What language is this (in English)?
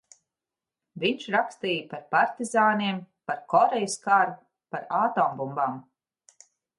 Latvian